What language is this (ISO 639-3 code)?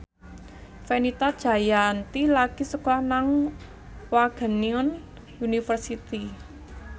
jav